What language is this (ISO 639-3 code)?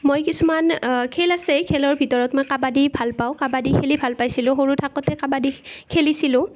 asm